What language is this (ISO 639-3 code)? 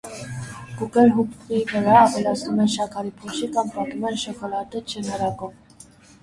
hye